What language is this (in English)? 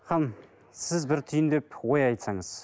Kazakh